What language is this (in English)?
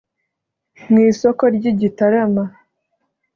Kinyarwanda